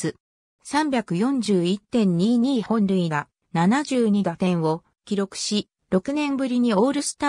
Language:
Japanese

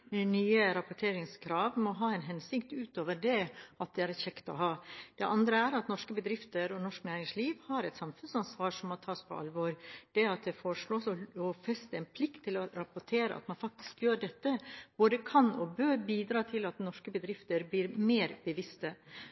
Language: Norwegian Bokmål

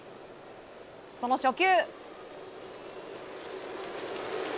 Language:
Japanese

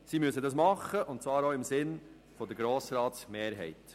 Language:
Swiss German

